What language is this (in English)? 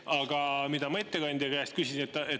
Estonian